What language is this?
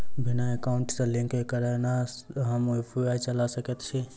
Maithili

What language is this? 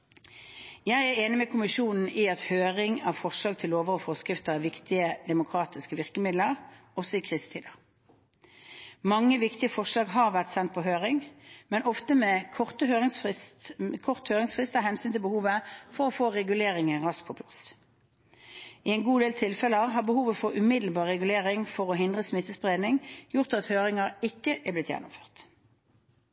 Norwegian Bokmål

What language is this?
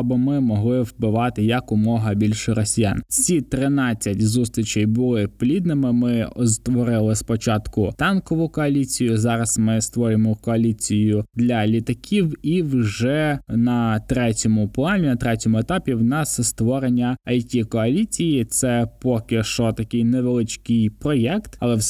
Ukrainian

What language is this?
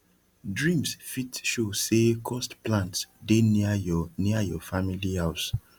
Nigerian Pidgin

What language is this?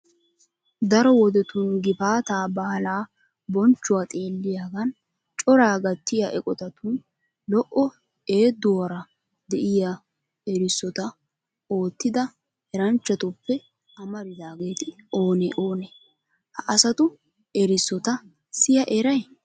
Wolaytta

